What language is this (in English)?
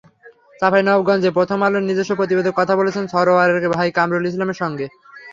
Bangla